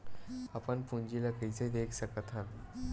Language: Chhattisgarhi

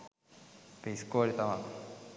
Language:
Sinhala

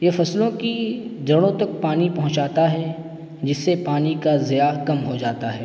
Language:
Urdu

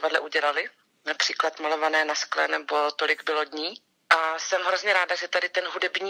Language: Czech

